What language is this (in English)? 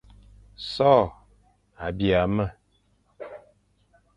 Fang